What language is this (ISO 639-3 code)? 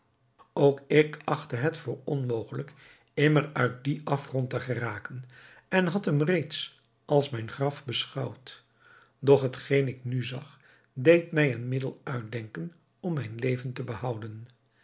nld